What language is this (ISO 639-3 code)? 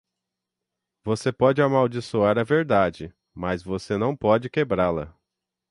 por